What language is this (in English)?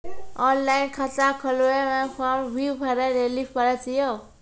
Maithili